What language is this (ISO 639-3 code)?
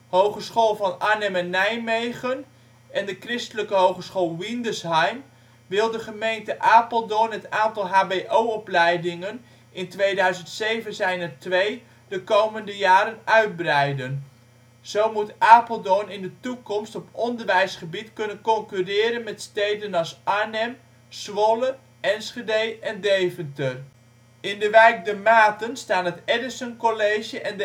nld